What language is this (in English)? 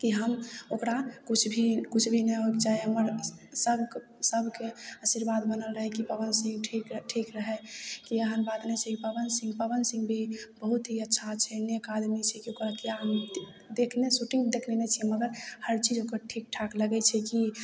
Maithili